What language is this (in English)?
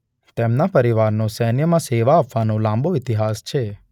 Gujarati